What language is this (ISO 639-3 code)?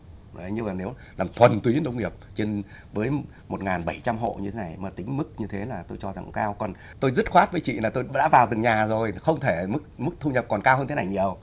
vie